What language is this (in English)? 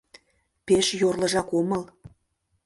Mari